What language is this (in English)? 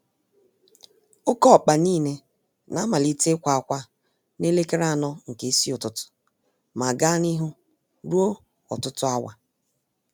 Igbo